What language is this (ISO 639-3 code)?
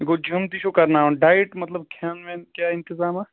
kas